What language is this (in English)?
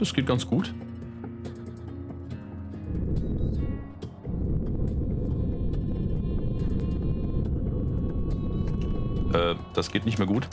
German